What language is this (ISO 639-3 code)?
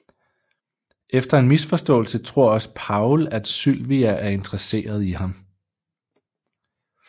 dan